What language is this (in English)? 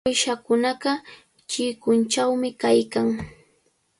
Cajatambo North Lima Quechua